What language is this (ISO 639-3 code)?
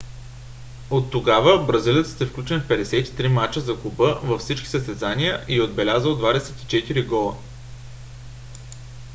bul